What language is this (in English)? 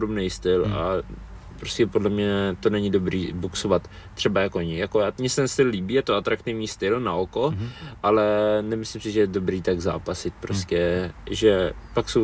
Czech